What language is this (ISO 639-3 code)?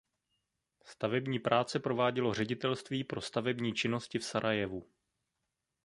ces